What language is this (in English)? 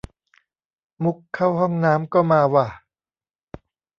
Thai